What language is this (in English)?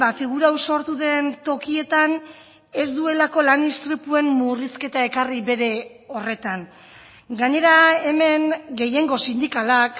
Basque